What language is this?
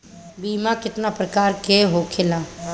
Bhojpuri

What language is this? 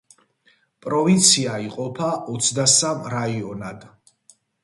Georgian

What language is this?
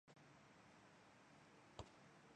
Chinese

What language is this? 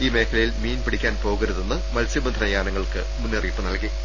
Malayalam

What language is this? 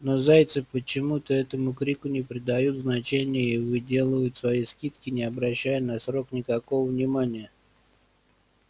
Russian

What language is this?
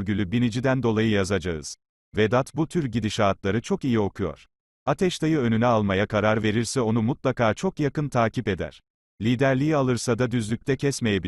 Turkish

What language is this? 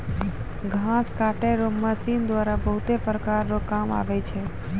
Maithili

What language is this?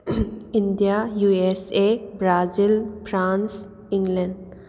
Manipuri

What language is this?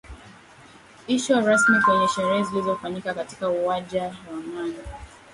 Swahili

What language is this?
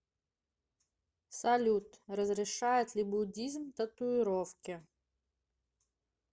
Russian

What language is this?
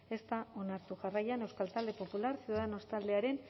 Basque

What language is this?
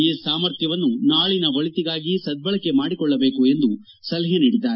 Kannada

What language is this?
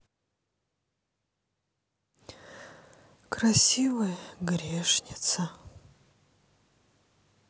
Russian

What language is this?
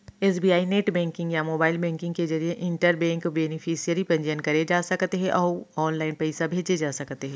Chhattisgarhi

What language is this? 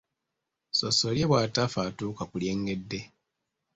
Ganda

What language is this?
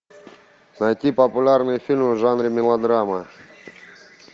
Russian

